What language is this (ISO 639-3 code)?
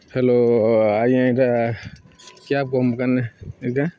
ori